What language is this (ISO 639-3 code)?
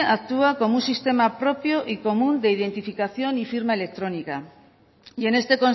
spa